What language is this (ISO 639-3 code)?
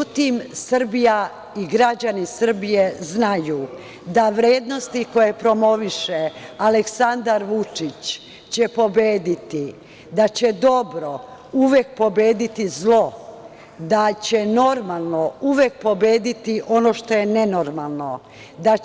srp